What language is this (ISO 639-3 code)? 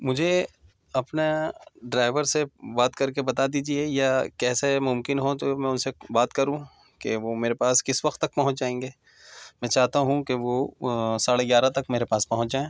urd